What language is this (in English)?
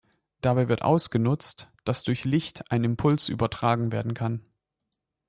German